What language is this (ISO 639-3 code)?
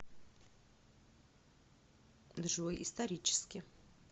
rus